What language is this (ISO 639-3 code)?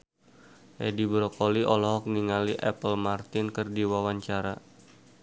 sun